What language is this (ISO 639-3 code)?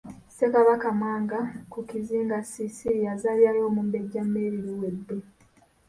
lug